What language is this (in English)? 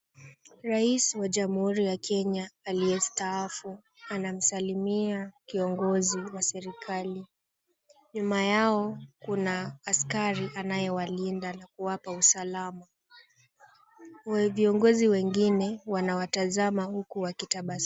Swahili